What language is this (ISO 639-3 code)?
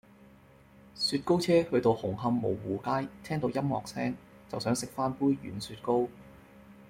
yue